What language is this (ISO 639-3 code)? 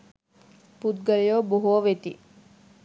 sin